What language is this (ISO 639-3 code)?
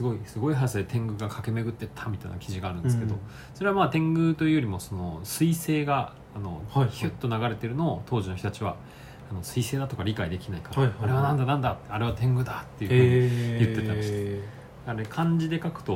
jpn